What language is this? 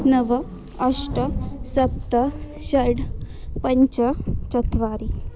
Sanskrit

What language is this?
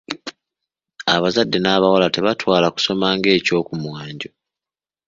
Ganda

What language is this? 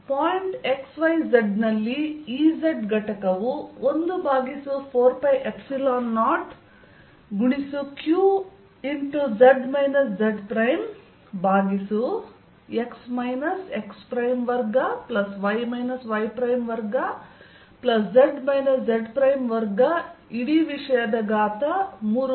Kannada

